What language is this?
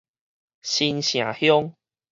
Min Nan Chinese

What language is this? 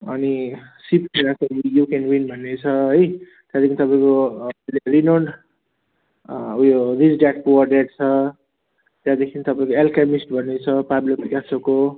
Nepali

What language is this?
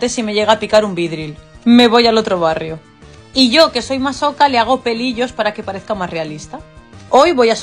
Spanish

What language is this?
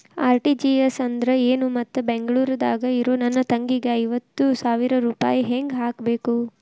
Kannada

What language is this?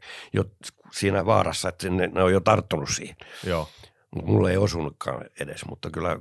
Finnish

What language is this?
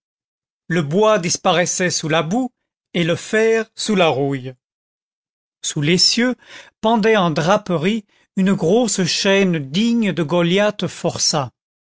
French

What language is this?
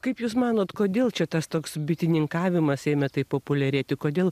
Lithuanian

